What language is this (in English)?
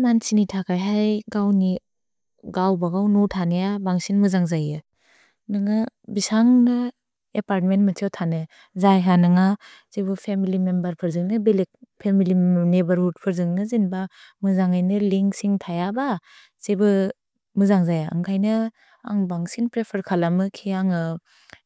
Bodo